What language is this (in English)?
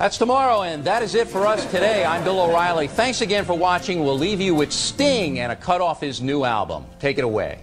Dutch